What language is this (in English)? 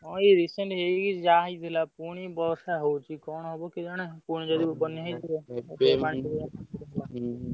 Odia